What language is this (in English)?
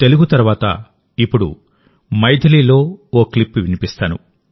Telugu